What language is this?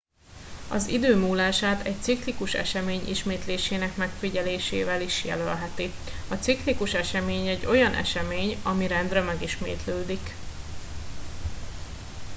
Hungarian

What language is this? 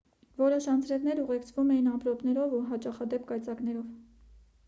Armenian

